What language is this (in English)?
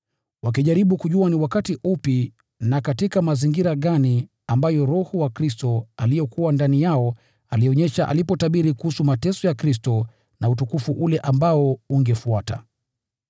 Swahili